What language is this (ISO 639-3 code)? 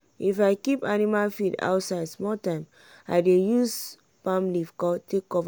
pcm